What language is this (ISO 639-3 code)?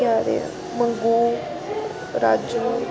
doi